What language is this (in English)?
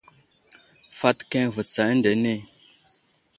Wuzlam